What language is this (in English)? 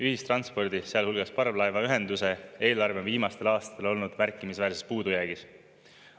Estonian